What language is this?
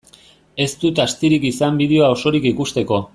Basque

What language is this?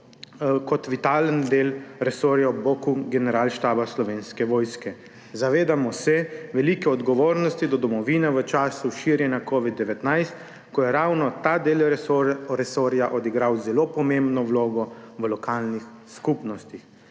Slovenian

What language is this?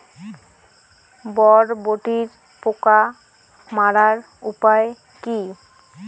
Bangla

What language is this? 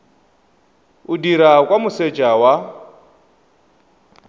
Tswana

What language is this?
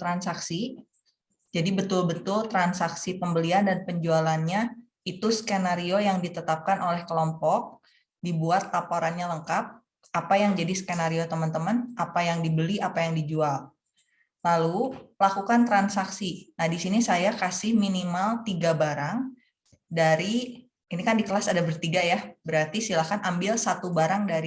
Indonesian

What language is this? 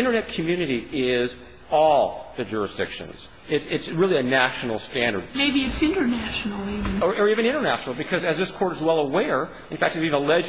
English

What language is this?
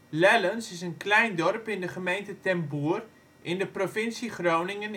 Dutch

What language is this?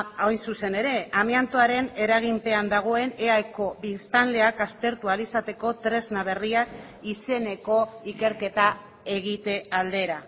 Basque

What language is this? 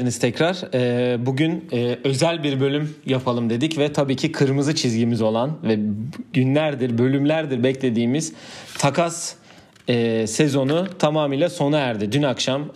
Turkish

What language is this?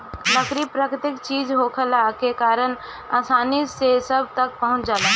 Bhojpuri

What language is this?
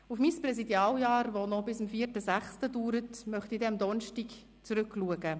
Swiss German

